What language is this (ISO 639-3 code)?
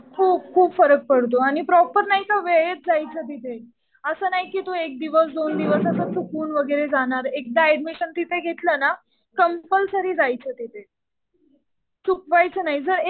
mar